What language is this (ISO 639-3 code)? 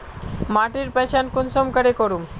mag